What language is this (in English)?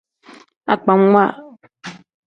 Tem